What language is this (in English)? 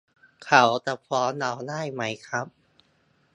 Thai